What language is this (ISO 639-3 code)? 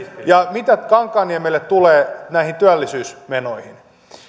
fin